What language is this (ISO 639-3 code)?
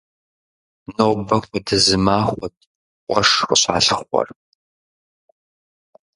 kbd